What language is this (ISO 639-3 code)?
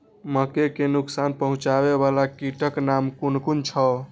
mai